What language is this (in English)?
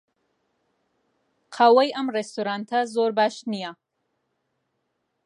Central Kurdish